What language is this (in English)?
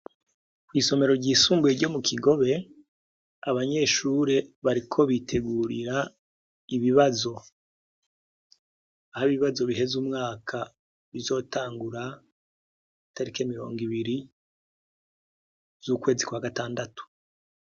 Rundi